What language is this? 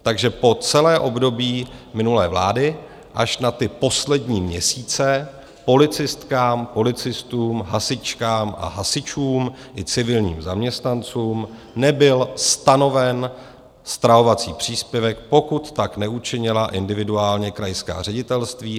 Czech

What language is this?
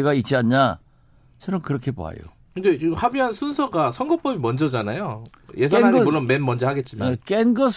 Korean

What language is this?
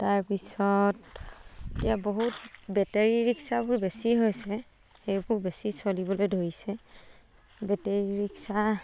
Assamese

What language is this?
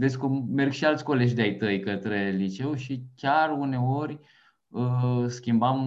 Romanian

